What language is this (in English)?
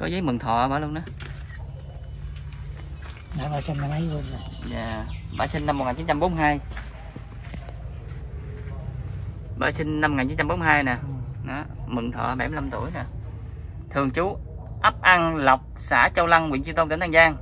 Vietnamese